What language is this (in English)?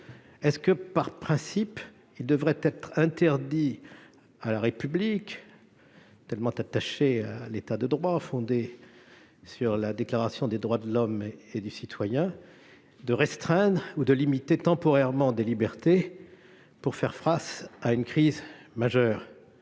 French